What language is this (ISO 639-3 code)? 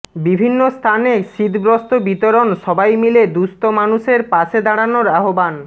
ben